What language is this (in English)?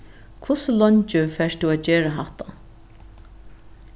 Faroese